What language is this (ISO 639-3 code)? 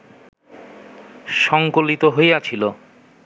ben